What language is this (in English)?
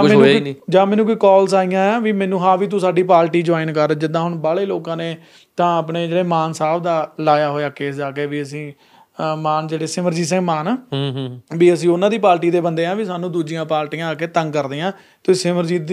Punjabi